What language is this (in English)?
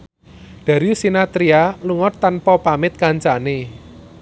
Javanese